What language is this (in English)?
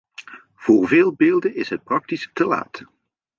Dutch